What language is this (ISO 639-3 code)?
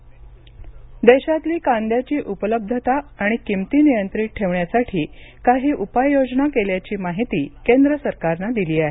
mar